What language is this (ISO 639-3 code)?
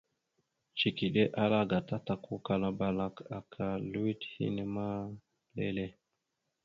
mxu